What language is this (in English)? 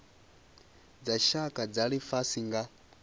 Venda